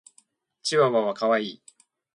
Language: Japanese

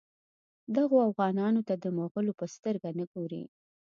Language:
Pashto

